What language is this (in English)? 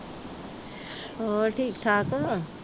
Punjabi